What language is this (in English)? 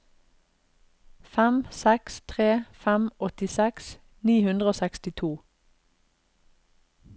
Norwegian